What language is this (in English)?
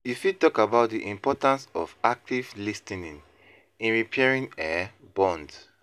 Nigerian Pidgin